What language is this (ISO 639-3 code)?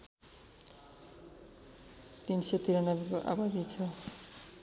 nep